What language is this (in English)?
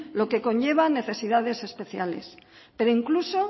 Spanish